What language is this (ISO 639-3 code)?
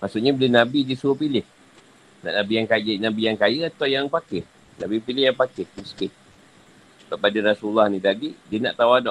msa